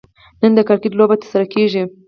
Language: Pashto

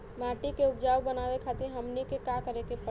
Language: Bhojpuri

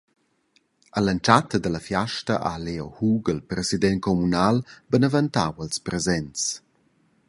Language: Romansh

